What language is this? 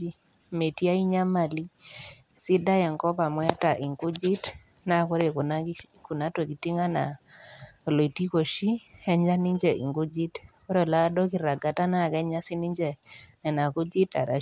Masai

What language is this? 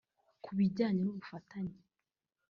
Kinyarwanda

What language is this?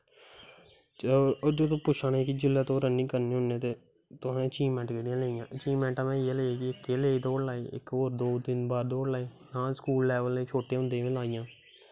Dogri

